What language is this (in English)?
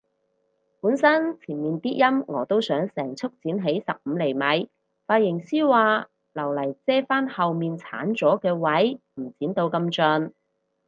Cantonese